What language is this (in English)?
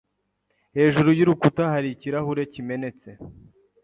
Kinyarwanda